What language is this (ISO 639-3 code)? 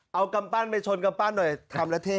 tha